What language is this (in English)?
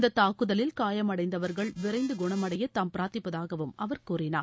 Tamil